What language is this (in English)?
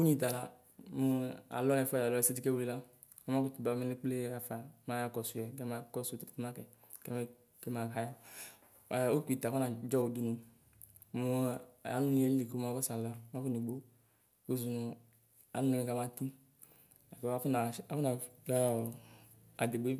Ikposo